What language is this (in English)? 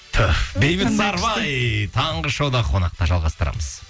Kazakh